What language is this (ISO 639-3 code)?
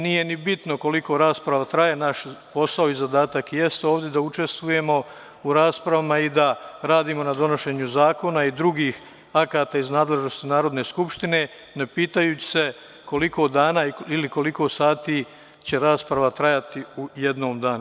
srp